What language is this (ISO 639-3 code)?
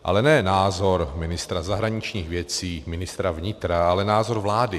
ces